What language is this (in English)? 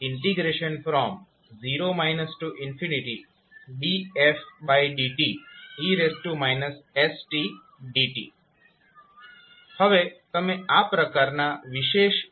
Gujarati